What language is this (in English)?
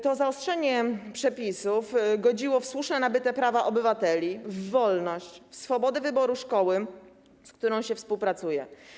Polish